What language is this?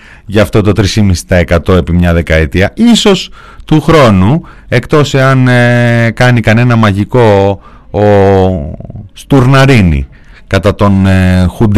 Greek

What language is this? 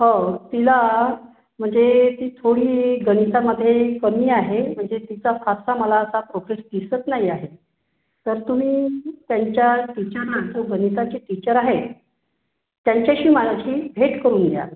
Marathi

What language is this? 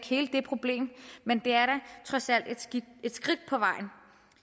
Danish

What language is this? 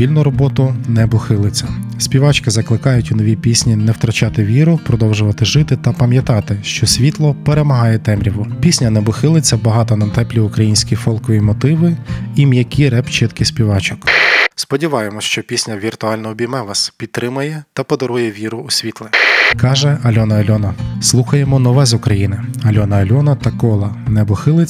Ukrainian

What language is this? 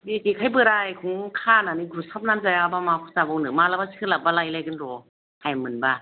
Bodo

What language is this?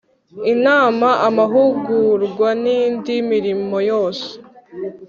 Kinyarwanda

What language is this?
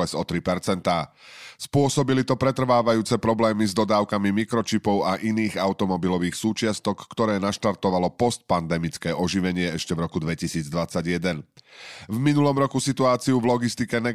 Slovak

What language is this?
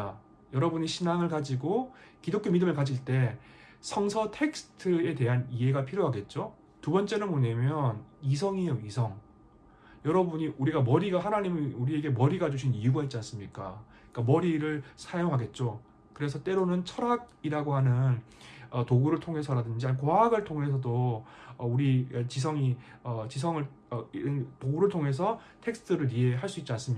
Korean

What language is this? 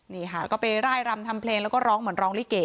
Thai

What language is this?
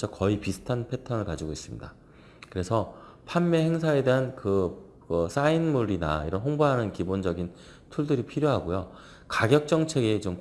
Korean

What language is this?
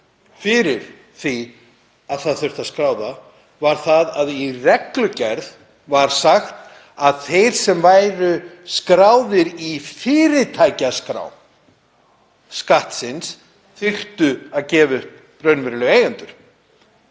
Icelandic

